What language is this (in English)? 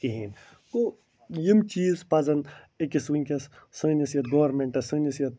Kashmiri